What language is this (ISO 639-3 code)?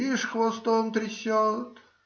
rus